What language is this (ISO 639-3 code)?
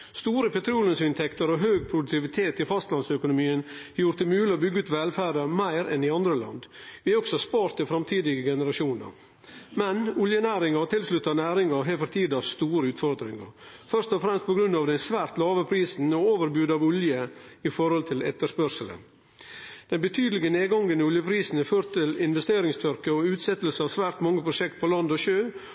nno